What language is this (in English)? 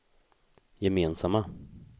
Swedish